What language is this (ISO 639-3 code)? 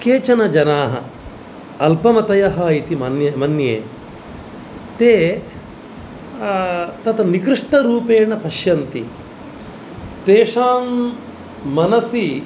san